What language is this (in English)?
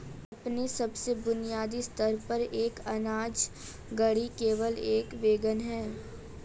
Hindi